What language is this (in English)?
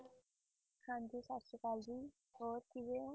Punjabi